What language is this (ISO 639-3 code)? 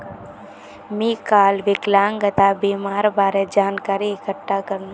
mag